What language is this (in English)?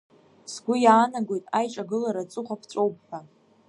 Abkhazian